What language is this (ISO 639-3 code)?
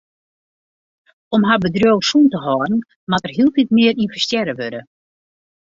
fry